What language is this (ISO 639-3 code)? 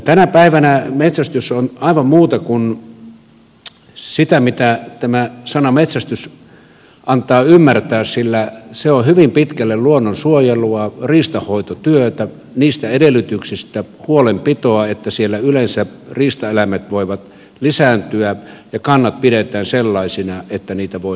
fin